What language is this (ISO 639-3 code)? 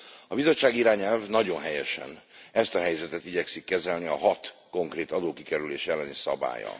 hun